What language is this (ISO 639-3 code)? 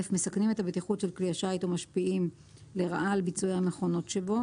heb